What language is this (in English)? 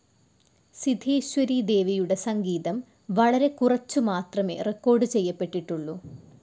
Malayalam